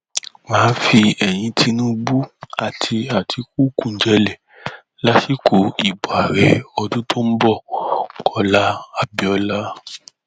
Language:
Yoruba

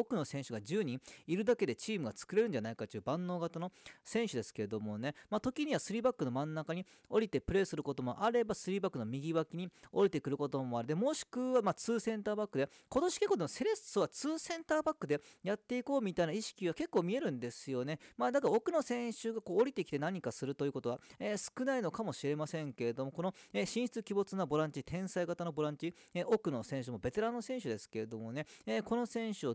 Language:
Japanese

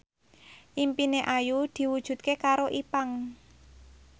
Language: Javanese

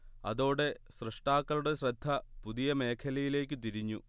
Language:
Malayalam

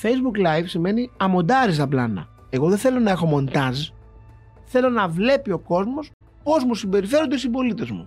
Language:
Greek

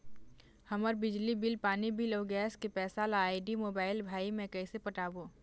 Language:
Chhattisgarhi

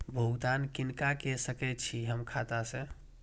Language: Maithili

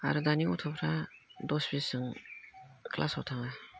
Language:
Bodo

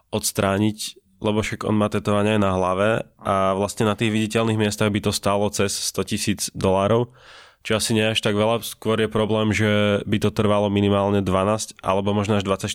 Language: Slovak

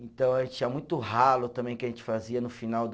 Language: Portuguese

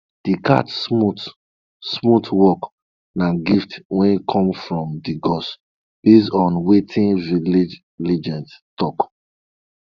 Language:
Nigerian Pidgin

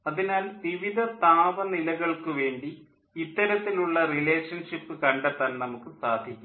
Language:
Malayalam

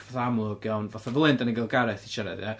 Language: Welsh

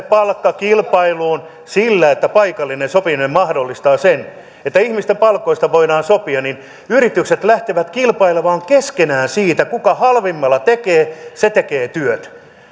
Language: Finnish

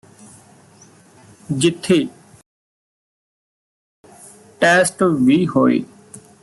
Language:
Punjabi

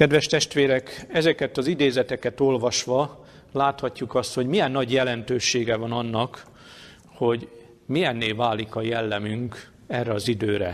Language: Hungarian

